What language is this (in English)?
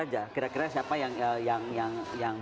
Indonesian